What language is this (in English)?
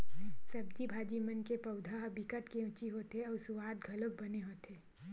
Chhattisgarhi